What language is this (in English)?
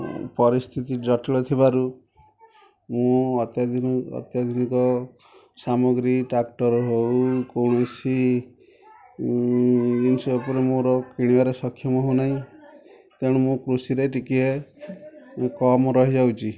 Odia